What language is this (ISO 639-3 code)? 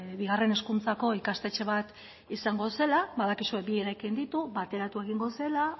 eus